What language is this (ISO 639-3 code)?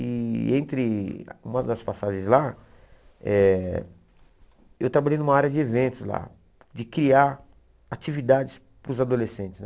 por